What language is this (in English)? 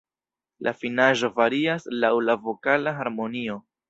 Esperanto